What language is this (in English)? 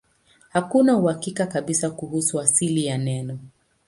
Swahili